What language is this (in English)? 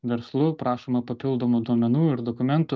Lithuanian